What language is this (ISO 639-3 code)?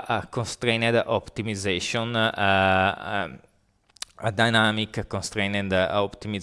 eng